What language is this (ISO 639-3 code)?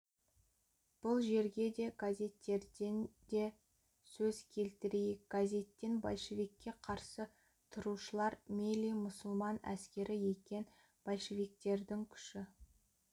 kaz